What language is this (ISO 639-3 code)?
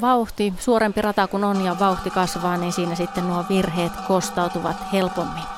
fin